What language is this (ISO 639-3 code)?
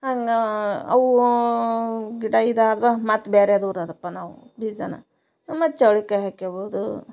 kan